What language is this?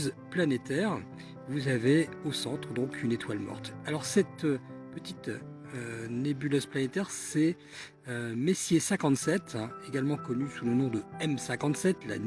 French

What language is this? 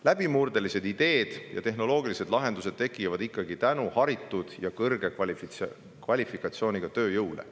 Estonian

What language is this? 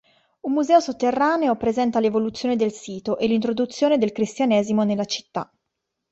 Italian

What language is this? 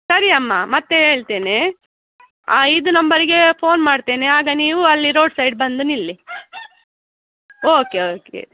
Kannada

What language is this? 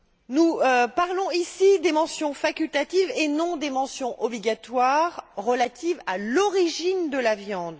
French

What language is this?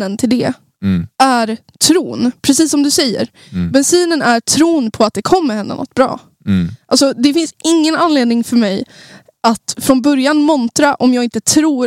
Swedish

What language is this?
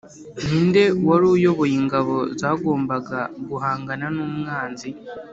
Kinyarwanda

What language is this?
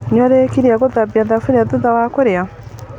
Kikuyu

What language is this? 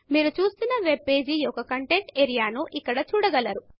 Telugu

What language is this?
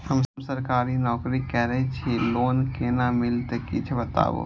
Maithili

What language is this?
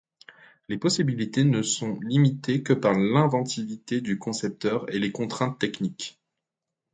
French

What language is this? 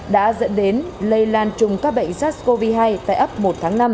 Vietnamese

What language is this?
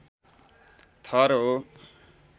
Nepali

